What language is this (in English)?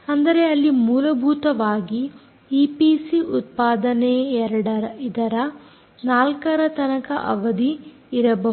Kannada